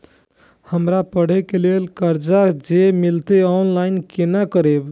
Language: Maithili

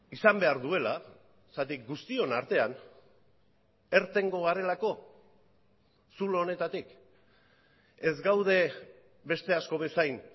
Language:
Basque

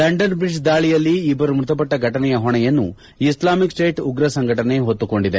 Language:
Kannada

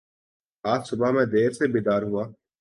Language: Urdu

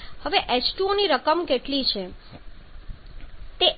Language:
Gujarati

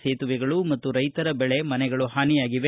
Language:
Kannada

